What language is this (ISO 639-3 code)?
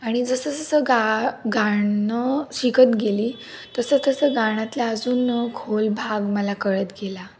mar